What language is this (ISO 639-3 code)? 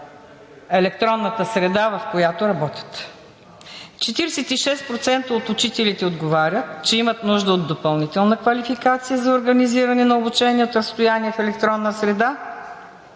bul